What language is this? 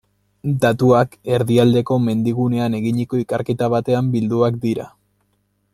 Basque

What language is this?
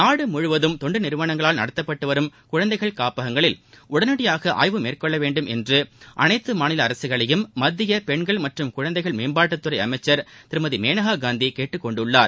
Tamil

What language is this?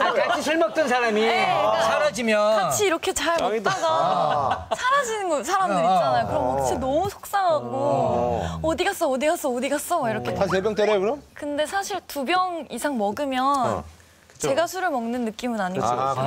Korean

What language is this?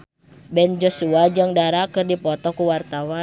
Sundanese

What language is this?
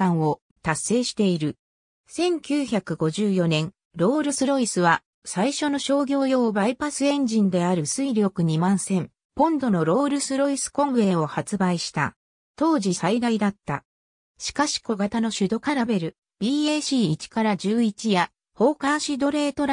Japanese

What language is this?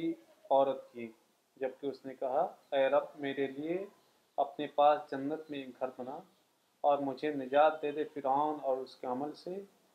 Urdu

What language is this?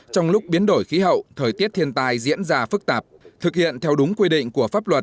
Vietnamese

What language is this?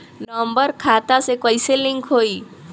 Bhojpuri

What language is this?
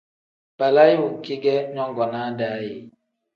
Tem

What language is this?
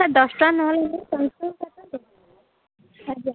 Odia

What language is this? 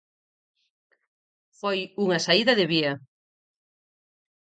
Galician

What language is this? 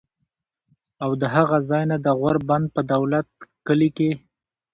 Pashto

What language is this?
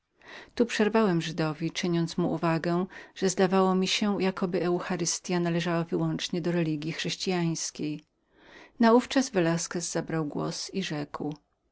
Polish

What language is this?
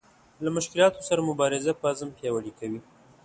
Pashto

